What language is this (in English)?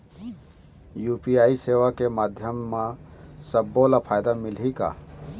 Chhattisgarhi